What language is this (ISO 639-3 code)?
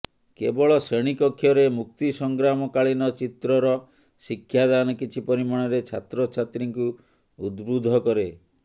ori